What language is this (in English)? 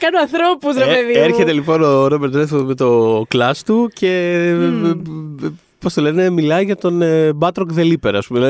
Greek